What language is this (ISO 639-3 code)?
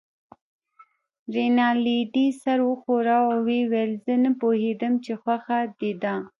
pus